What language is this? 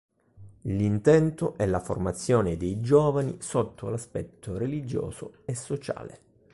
Italian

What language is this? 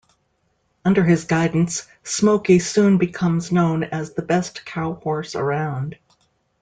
English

